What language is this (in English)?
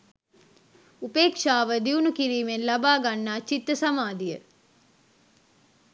Sinhala